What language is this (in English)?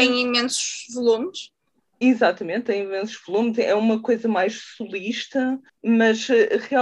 Portuguese